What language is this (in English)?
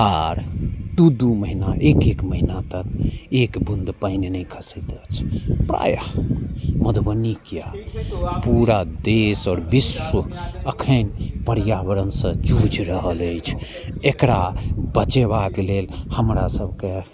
Maithili